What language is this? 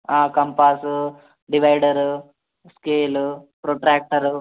Telugu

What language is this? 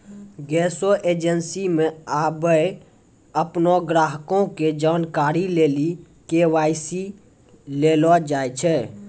Maithili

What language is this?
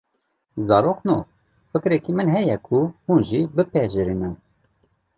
Kurdish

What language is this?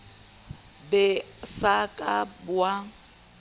Southern Sotho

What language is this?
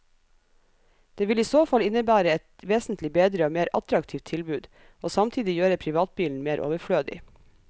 Norwegian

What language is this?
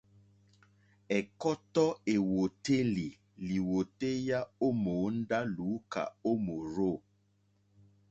Mokpwe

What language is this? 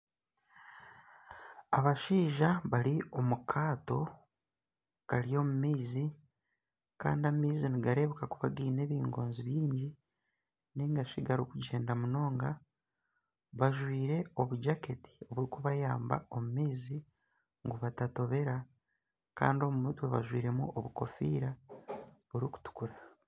Nyankole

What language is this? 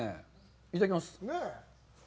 Japanese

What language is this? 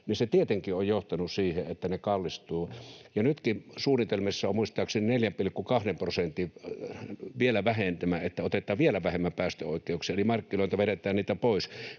Finnish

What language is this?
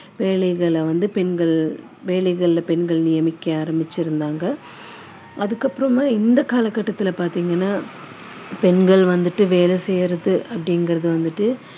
Tamil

